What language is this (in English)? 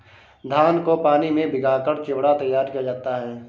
Hindi